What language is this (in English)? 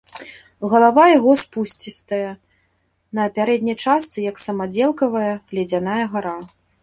Belarusian